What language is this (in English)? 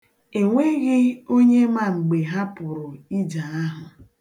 Igbo